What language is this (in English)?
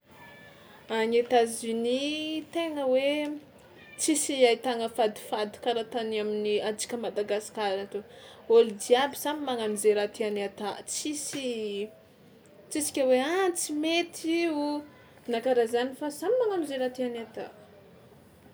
Tsimihety Malagasy